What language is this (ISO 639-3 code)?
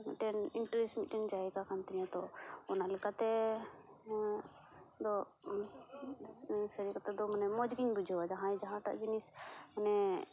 sat